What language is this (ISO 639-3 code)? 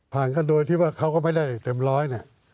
tha